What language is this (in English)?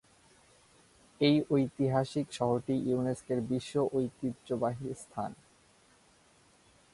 Bangla